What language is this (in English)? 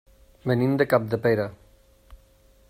Catalan